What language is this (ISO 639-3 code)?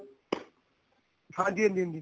pan